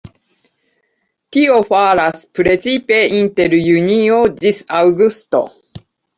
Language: Esperanto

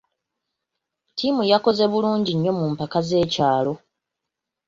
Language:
Ganda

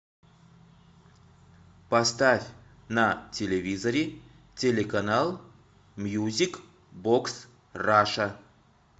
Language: Russian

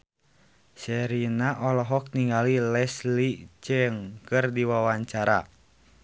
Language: Sundanese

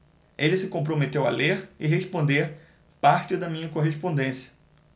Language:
Portuguese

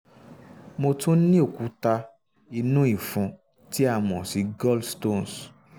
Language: Yoruba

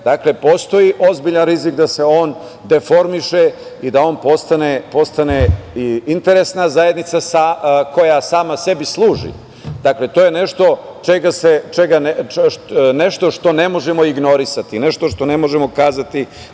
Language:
Serbian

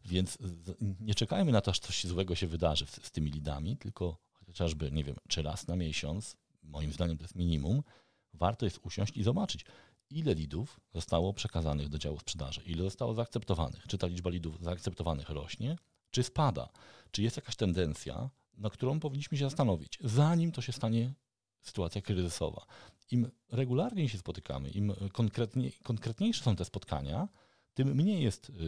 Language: Polish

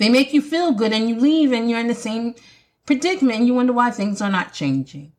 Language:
English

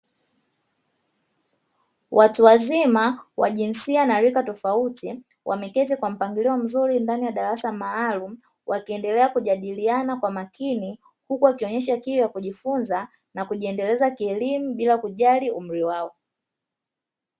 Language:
Swahili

